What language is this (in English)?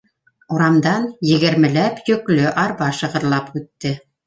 Bashkir